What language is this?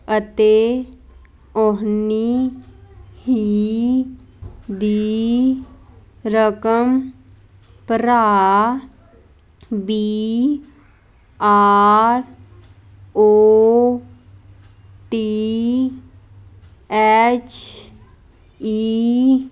Punjabi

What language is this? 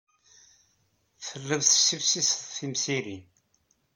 Kabyle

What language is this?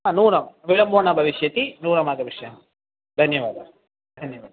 Sanskrit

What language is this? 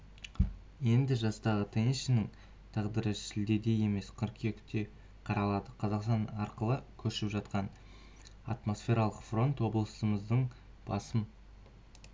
Kazakh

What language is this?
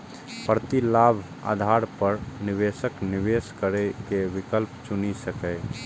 Maithili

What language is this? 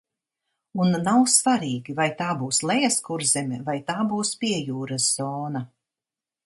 Latvian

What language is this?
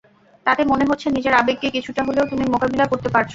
Bangla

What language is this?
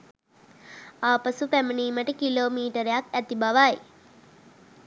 Sinhala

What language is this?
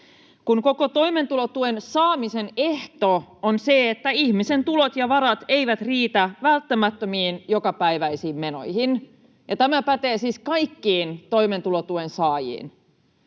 Finnish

